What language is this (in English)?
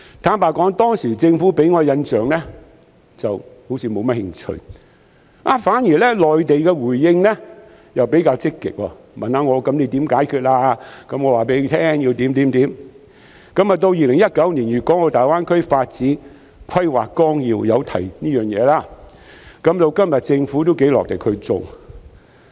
Cantonese